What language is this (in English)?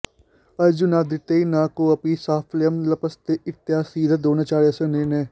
Sanskrit